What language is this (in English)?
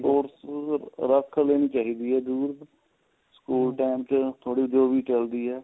Punjabi